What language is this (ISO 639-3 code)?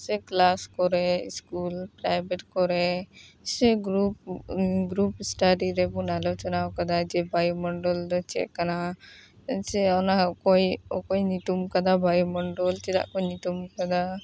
sat